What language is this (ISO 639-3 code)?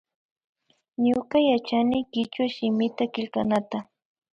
qvi